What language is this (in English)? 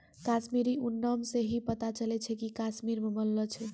Maithili